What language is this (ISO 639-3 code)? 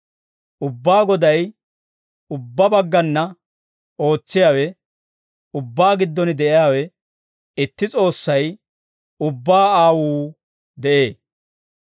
dwr